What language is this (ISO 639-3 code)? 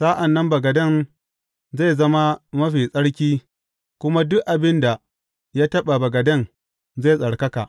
hau